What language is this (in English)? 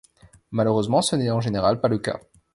French